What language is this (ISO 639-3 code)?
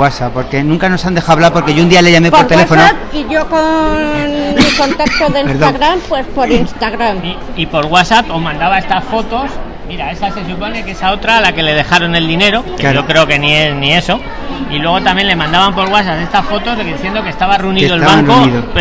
spa